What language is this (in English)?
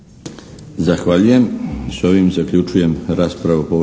Croatian